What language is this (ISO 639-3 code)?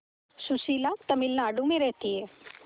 hin